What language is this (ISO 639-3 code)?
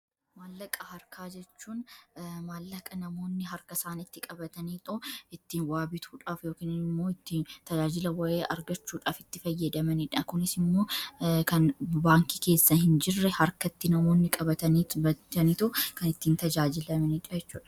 orm